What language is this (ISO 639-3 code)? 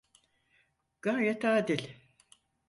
tur